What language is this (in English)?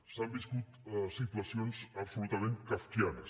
Catalan